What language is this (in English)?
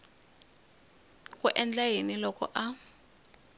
Tsonga